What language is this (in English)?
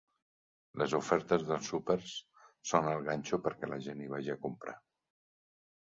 Catalan